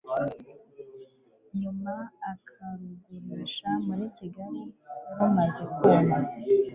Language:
Kinyarwanda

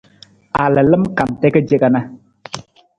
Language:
Nawdm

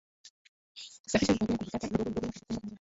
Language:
Swahili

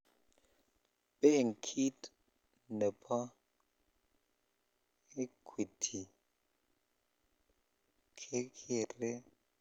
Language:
Kalenjin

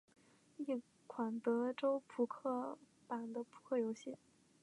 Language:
Chinese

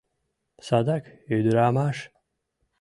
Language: Mari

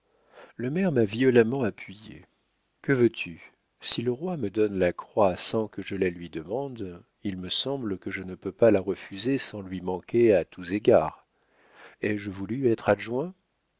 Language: French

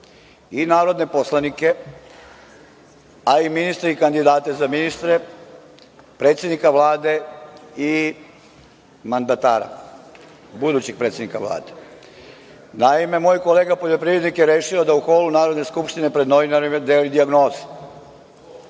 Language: Serbian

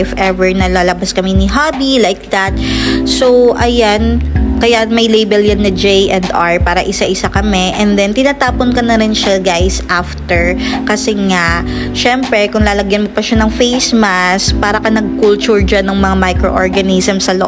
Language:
Filipino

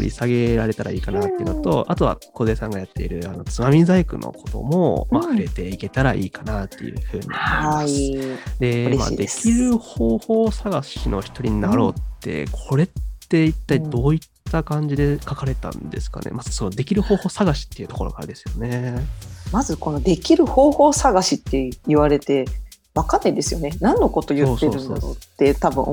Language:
Japanese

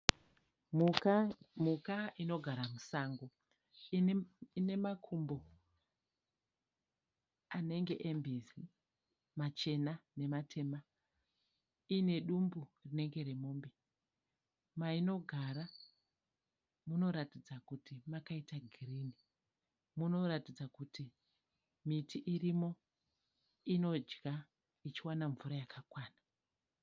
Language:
Shona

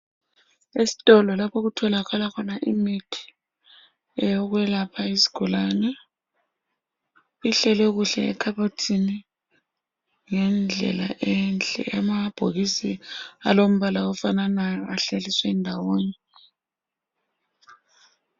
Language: North Ndebele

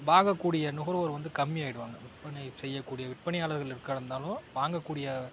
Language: Tamil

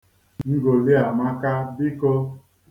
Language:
Igbo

